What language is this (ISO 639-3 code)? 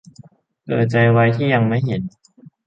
tha